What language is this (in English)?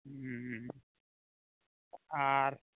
Santali